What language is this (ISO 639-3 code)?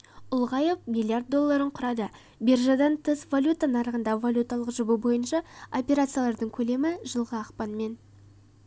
kaz